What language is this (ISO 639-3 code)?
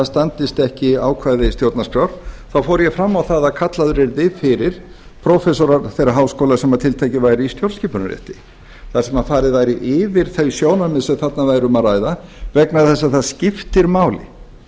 isl